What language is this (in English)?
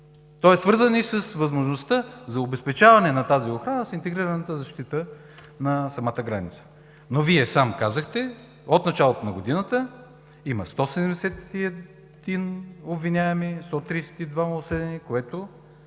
Bulgarian